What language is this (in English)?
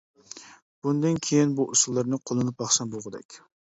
Uyghur